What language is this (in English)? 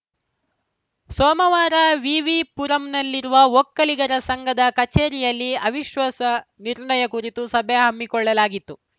Kannada